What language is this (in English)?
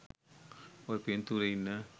Sinhala